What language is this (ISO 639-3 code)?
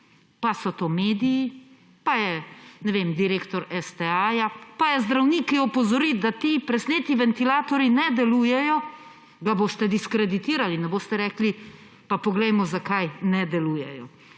slv